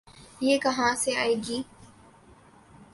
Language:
Urdu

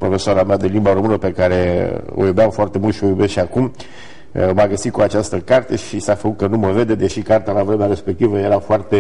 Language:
Romanian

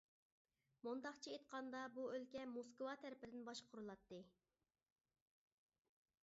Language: Uyghur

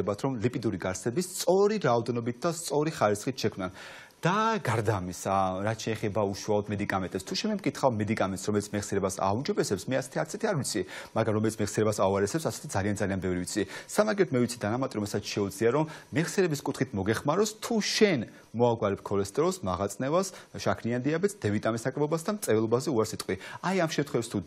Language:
Romanian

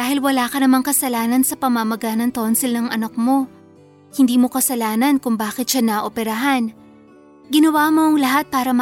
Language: Filipino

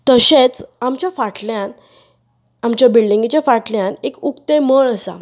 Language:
Konkani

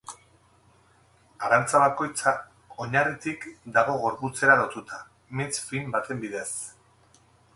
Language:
Basque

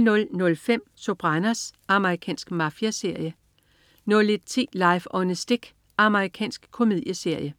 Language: Danish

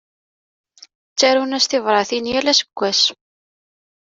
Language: Kabyle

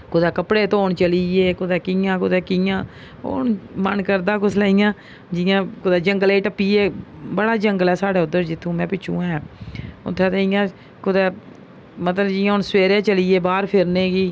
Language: Dogri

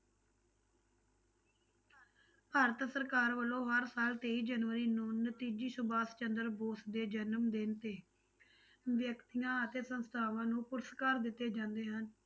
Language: Punjabi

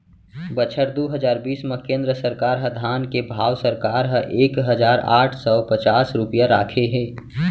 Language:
Chhattisgarhi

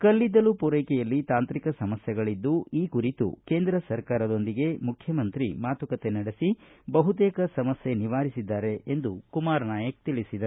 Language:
Kannada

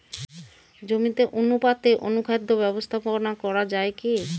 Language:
Bangla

